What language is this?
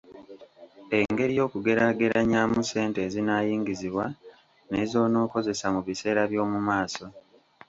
Ganda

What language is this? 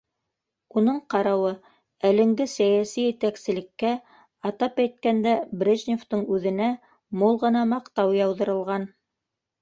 Bashkir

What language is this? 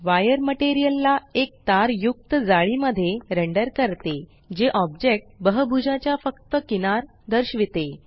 Marathi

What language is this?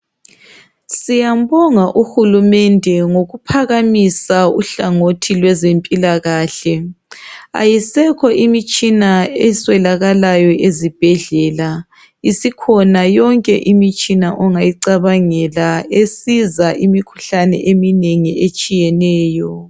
North Ndebele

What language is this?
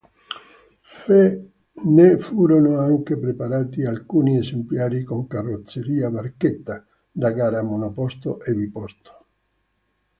Italian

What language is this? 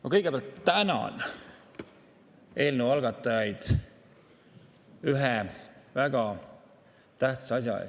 Estonian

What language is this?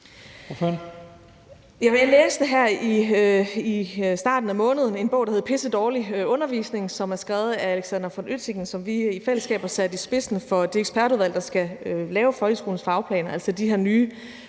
Danish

